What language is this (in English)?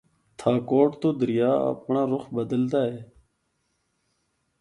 Northern Hindko